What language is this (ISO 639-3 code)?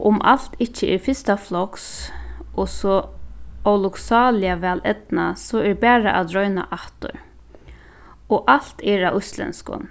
fao